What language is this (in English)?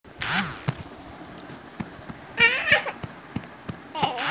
Bhojpuri